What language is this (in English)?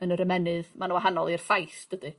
Welsh